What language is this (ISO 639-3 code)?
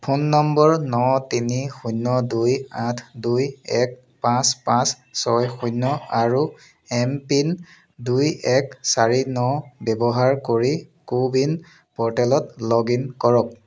asm